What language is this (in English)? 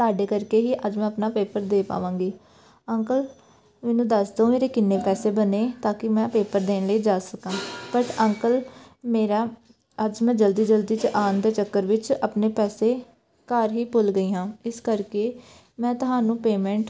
Punjabi